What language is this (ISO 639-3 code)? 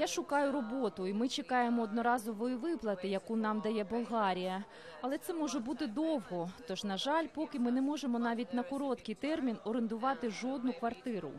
ukr